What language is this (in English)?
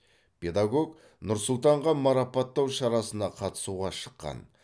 Kazakh